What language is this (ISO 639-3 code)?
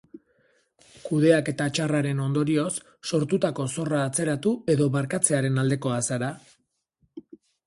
eus